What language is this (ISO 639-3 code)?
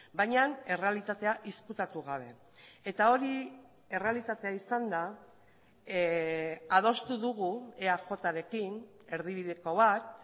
eus